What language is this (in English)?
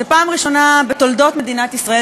Hebrew